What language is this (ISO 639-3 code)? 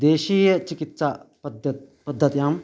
san